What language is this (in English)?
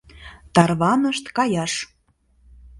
Mari